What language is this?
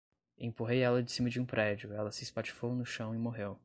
Portuguese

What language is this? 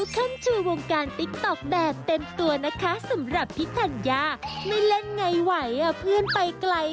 Thai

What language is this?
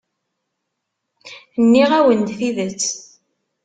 Kabyle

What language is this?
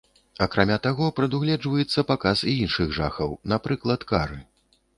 Belarusian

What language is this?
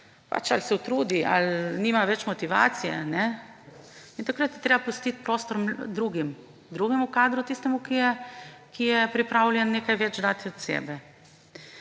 Slovenian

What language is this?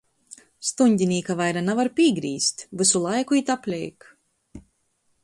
Latgalian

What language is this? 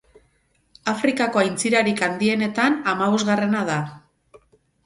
Basque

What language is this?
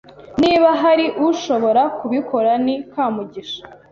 Kinyarwanda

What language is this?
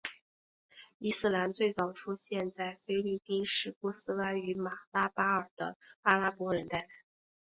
Chinese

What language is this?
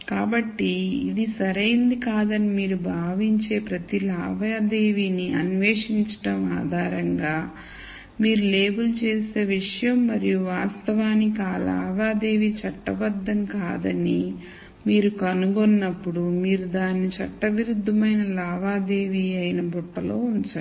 Telugu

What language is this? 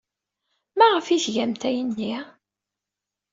Kabyle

